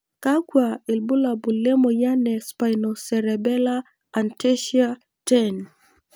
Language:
Masai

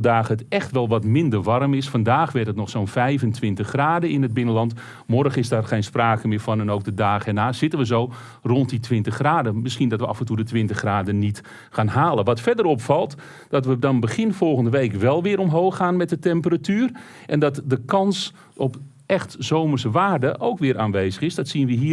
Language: Dutch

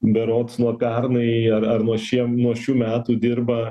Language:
Lithuanian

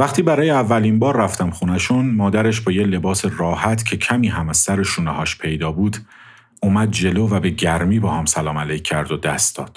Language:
Persian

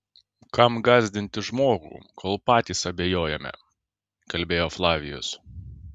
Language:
Lithuanian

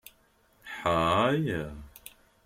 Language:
Kabyle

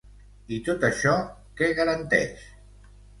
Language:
Catalan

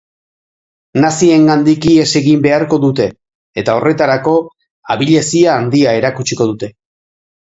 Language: Basque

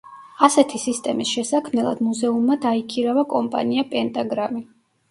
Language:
Georgian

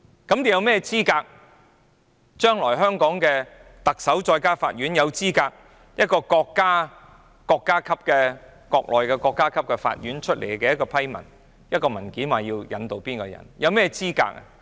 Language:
Cantonese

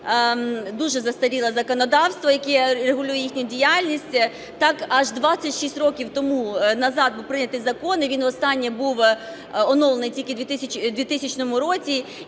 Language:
Ukrainian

